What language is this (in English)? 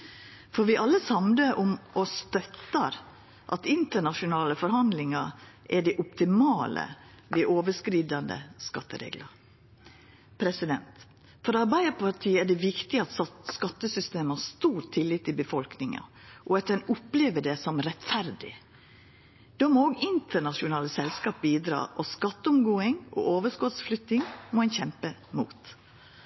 Norwegian Nynorsk